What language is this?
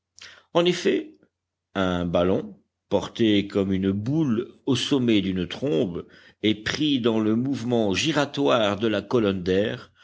French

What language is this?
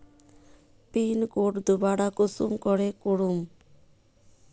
Magahi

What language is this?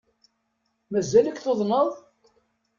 Kabyle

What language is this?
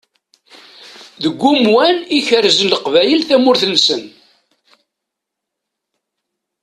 Kabyle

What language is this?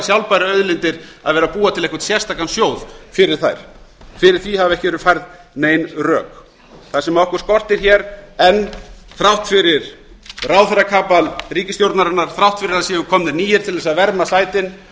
Icelandic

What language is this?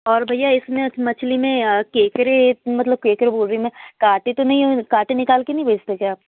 Hindi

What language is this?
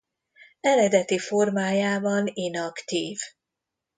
Hungarian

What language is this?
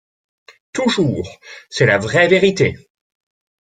French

